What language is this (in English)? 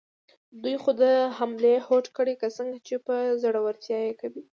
Pashto